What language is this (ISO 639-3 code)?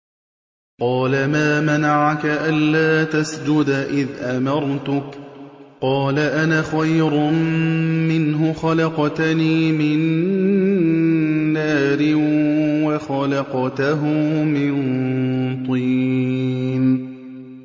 ara